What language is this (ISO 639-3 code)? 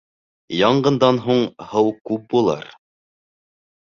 bak